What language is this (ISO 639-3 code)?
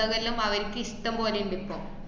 mal